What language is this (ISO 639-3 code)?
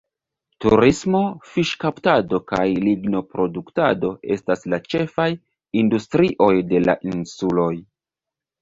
epo